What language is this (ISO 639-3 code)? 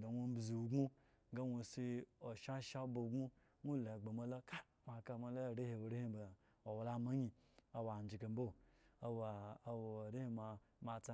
ego